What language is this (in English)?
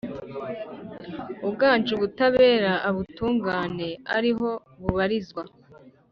Kinyarwanda